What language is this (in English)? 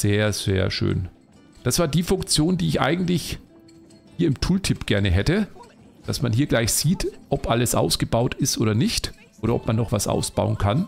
German